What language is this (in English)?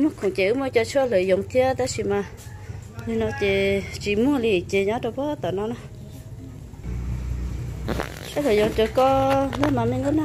Vietnamese